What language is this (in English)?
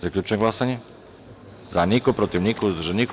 Serbian